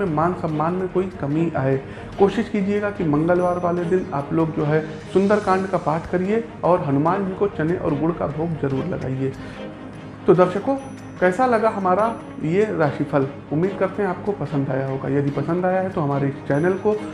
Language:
Hindi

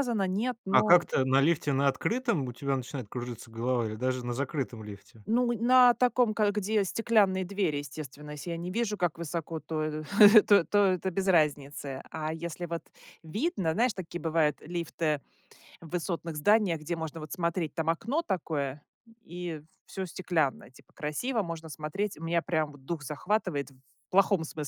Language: Russian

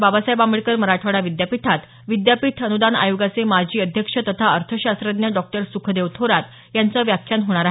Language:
Marathi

